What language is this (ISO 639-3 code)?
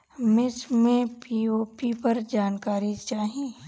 bho